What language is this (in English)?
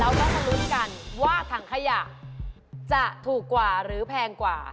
Thai